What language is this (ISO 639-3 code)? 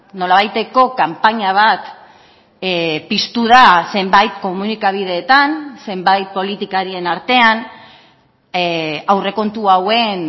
eus